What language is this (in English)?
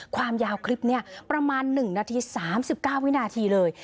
Thai